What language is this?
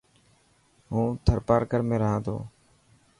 Dhatki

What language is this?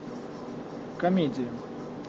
Russian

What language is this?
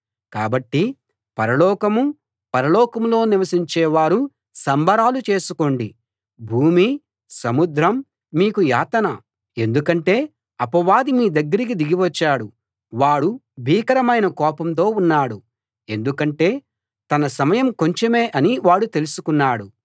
Telugu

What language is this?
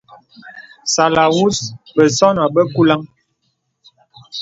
Bebele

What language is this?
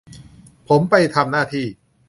Thai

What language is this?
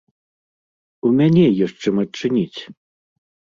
Belarusian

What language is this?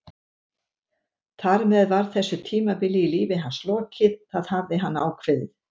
Icelandic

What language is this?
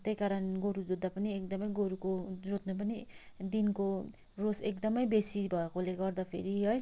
Nepali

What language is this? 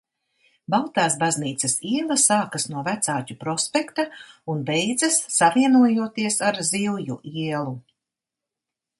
Latvian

